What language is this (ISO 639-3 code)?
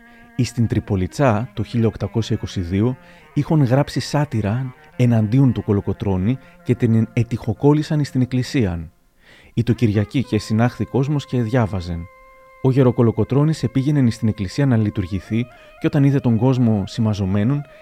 ell